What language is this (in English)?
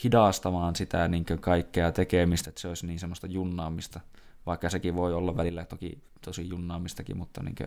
Finnish